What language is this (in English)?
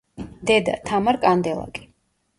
Georgian